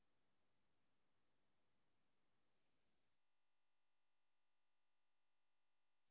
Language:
Tamil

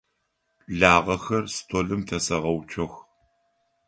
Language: Adyghe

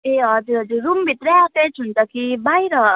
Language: Nepali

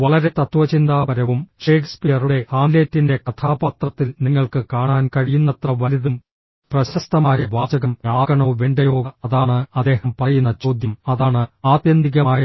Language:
Malayalam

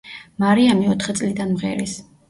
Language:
Georgian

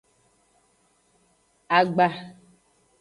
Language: Aja (Benin)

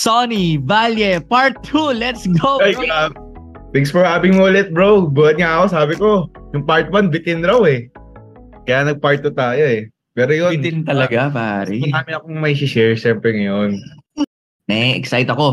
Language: Filipino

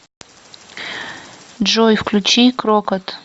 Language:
Russian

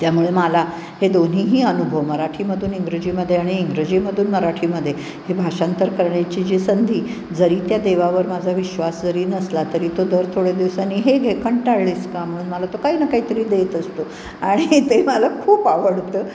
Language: Marathi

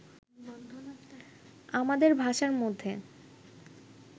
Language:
Bangla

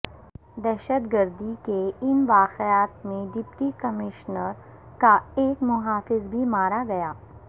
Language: Urdu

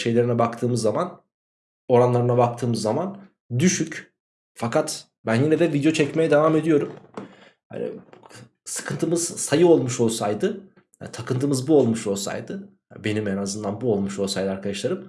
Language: Turkish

